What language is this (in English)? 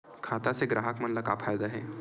Chhattisgarhi